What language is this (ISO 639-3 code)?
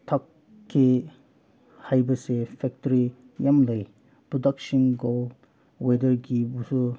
mni